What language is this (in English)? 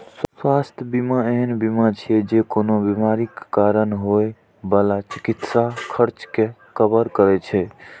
Maithili